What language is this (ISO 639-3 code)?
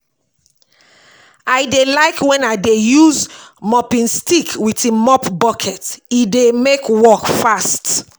pcm